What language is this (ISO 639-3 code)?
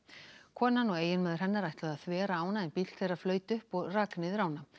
isl